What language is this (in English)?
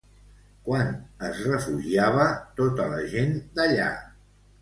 Catalan